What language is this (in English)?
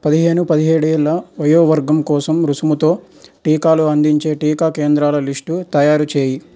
Telugu